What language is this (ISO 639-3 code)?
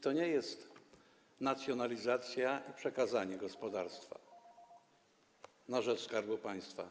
pol